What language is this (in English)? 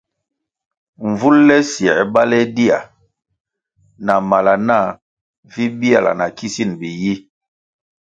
Kwasio